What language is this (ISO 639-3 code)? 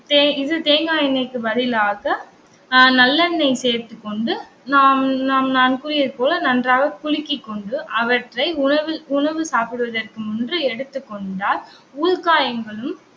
tam